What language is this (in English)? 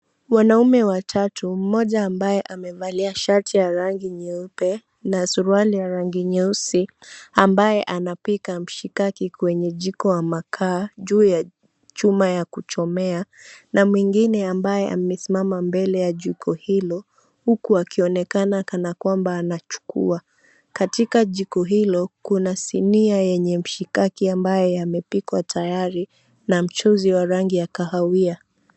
Swahili